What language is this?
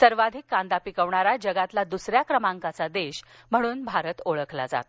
Marathi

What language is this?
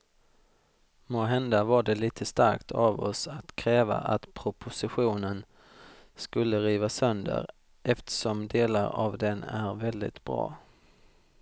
Swedish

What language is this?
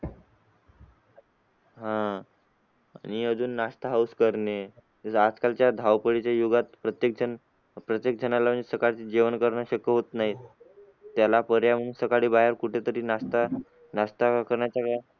Marathi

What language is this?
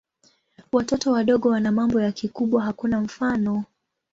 Swahili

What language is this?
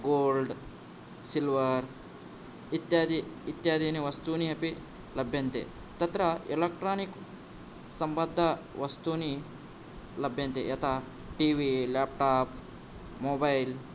Sanskrit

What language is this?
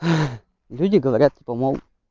Russian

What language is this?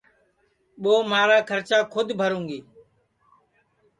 Sansi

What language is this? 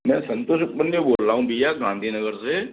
Hindi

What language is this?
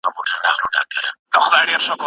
Pashto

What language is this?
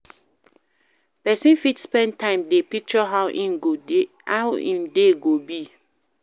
Nigerian Pidgin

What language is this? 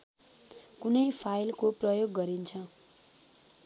Nepali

